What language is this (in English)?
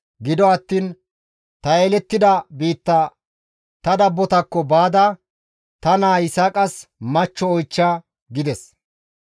Gamo